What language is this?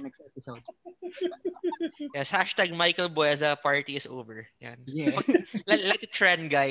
Filipino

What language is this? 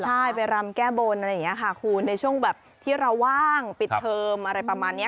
Thai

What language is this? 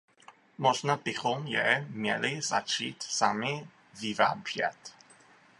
Czech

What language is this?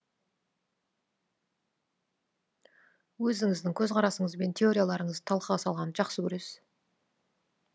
Kazakh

